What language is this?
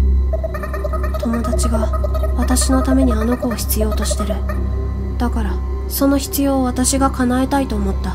Japanese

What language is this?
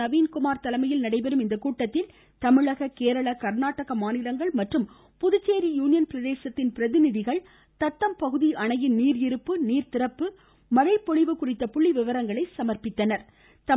Tamil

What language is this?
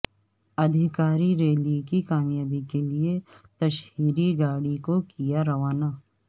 Urdu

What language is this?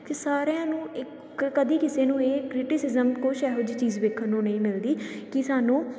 Punjabi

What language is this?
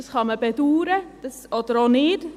Swiss German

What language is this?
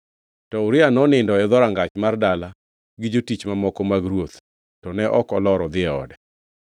Luo (Kenya and Tanzania)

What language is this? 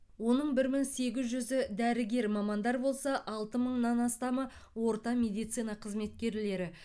Kazakh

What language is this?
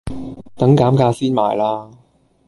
Cantonese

